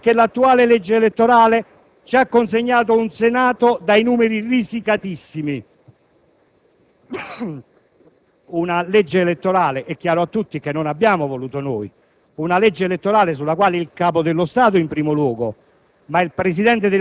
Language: Italian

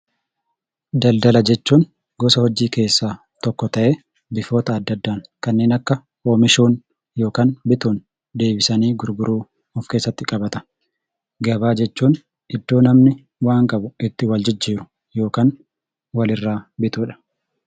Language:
Oromo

